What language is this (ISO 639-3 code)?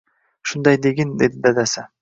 uzb